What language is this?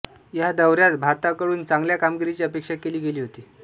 Marathi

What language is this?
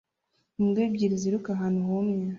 Kinyarwanda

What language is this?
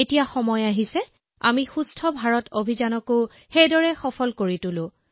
Assamese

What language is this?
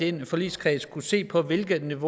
Danish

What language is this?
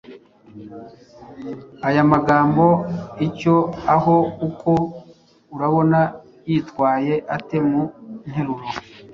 Kinyarwanda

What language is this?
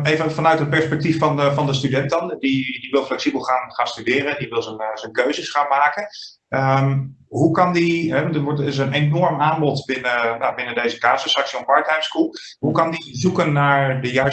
Dutch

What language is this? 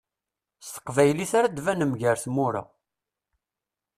Kabyle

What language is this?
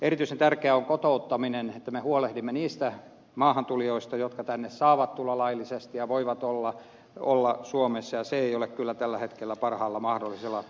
Finnish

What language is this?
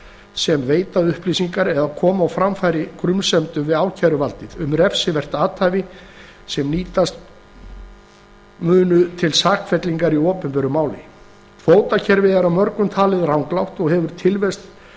Icelandic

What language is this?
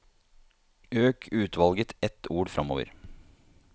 Norwegian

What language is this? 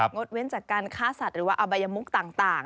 Thai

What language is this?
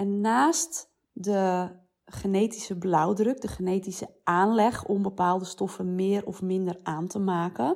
Dutch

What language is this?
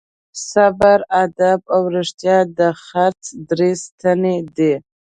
Pashto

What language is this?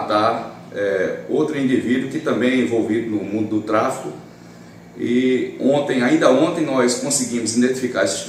Portuguese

